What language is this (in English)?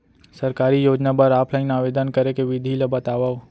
Chhattisgarhi